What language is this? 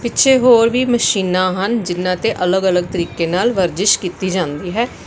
Punjabi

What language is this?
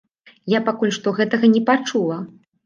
Belarusian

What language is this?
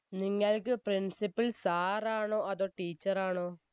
Malayalam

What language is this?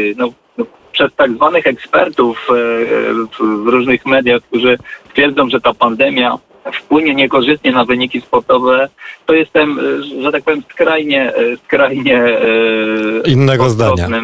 Polish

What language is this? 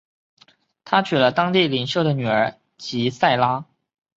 Chinese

